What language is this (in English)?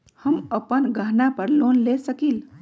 Magahi